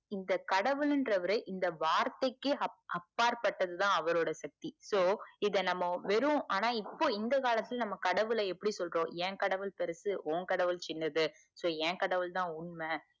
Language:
Tamil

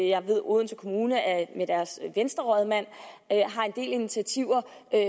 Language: Danish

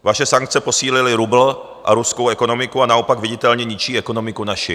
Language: Czech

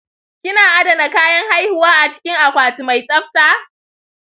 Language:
Hausa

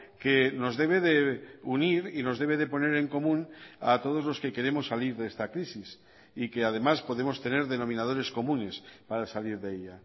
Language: Spanish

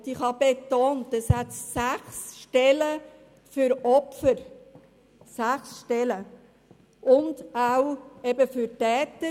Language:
Swiss German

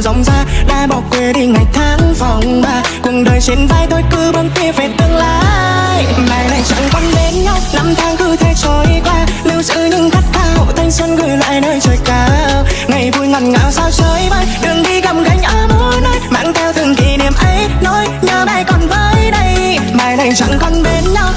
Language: Vietnamese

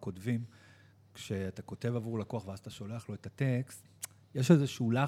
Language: Hebrew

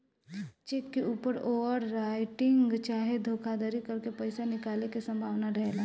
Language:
Bhojpuri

